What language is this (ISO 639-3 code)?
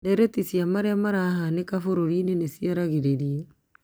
kik